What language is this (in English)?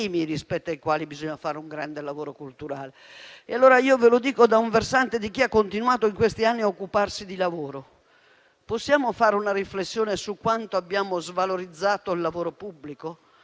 Italian